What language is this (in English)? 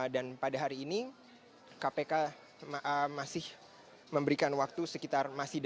Indonesian